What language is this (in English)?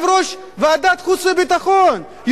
Hebrew